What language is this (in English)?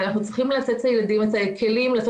Hebrew